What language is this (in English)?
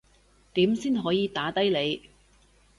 Cantonese